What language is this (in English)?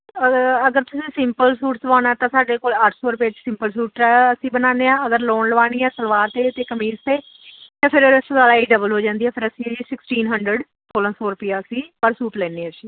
Punjabi